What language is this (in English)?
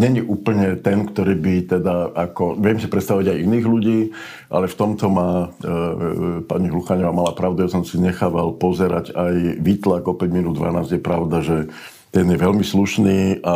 Slovak